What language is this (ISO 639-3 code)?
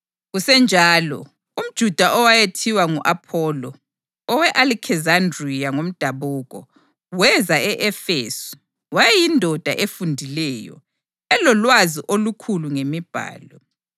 nde